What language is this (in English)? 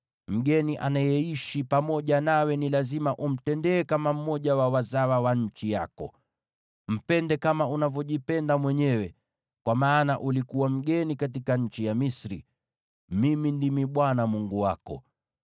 Swahili